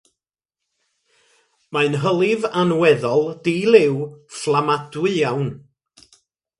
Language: Welsh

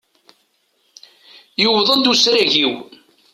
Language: Kabyle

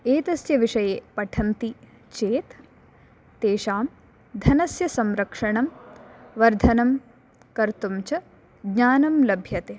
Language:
Sanskrit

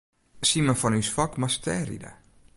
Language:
Western Frisian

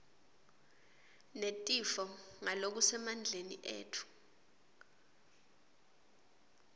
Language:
Swati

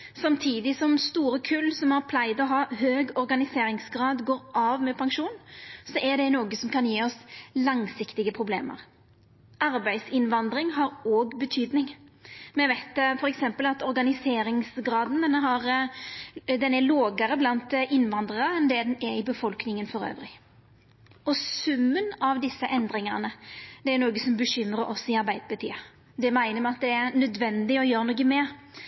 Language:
Norwegian Nynorsk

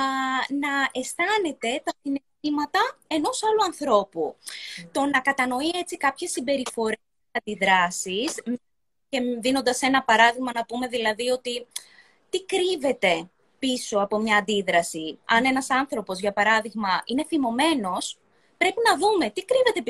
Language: Greek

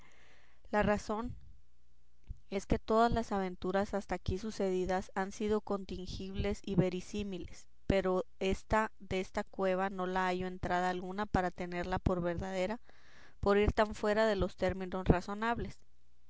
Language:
Spanish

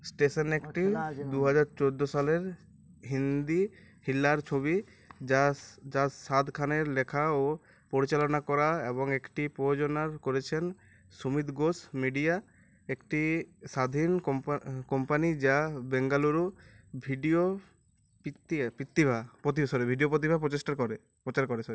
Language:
Bangla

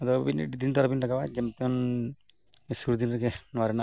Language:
Santali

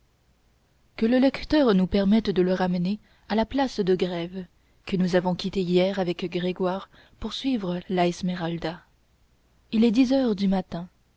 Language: French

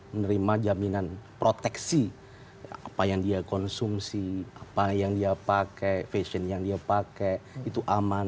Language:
Indonesian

